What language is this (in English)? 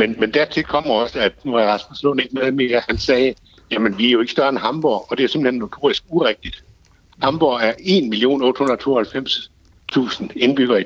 Danish